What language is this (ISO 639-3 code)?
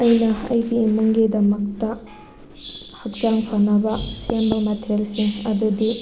mni